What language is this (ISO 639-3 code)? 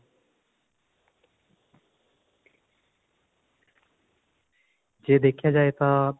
pan